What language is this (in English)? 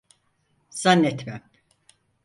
Turkish